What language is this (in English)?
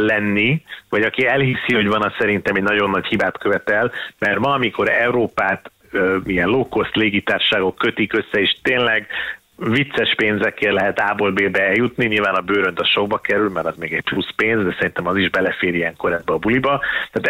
Hungarian